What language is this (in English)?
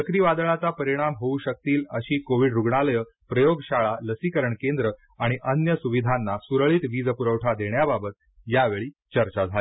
Marathi